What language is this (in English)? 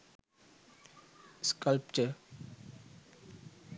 Sinhala